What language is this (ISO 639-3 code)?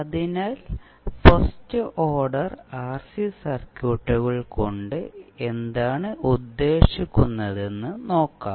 mal